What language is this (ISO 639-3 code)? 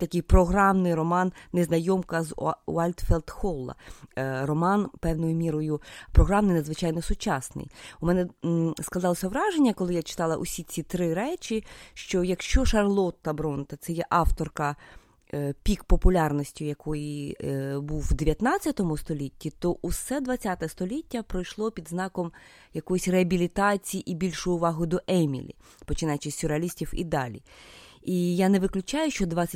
ukr